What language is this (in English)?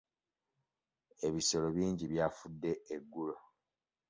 Ganda